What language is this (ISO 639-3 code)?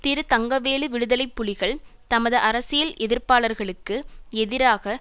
tam